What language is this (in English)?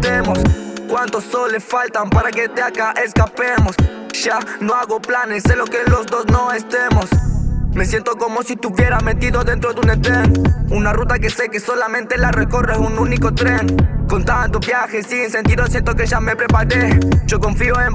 Spanish